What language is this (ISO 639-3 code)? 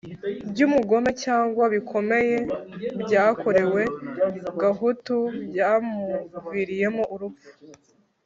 kin